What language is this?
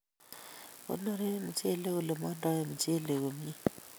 Kalenjin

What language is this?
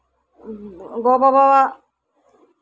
Santali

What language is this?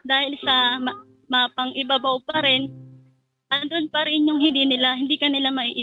Filipino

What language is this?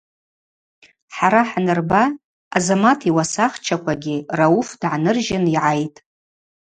Abaza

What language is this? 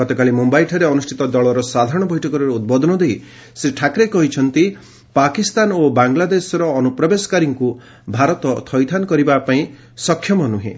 Odia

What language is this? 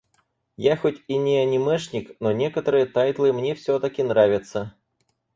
Russian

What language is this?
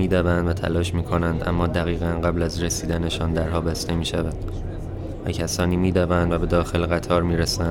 Persian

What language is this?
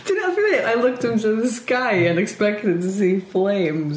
Welsh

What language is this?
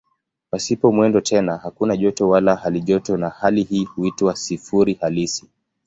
Swahili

